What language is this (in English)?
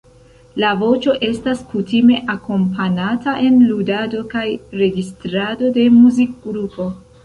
Esperanto